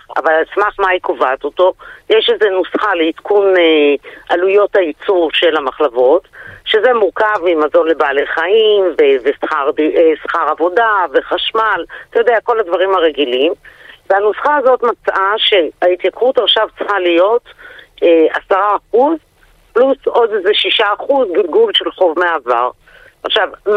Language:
Hebrew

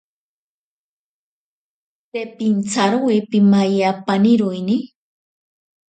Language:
Ashéninka Perené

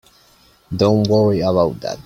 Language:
English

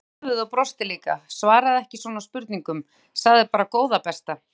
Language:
Icelandic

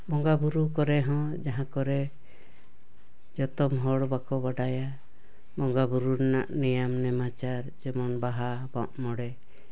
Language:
Santali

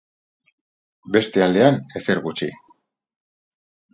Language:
Basque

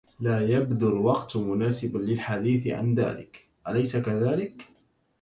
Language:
Arabic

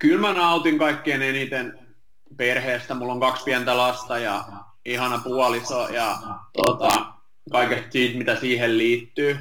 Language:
Finnish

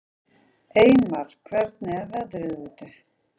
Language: Icelandic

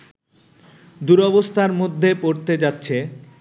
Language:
Bangla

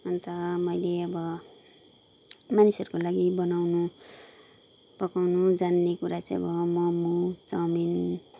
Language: Nepali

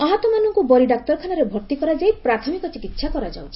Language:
Odia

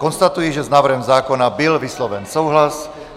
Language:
Czech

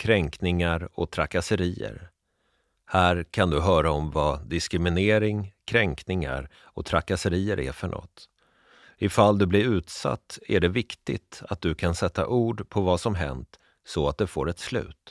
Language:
Swedish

